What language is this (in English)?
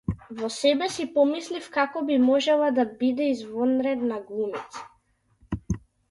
Macedonian